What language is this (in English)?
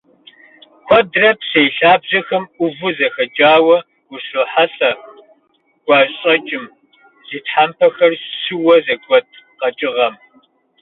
Kabardian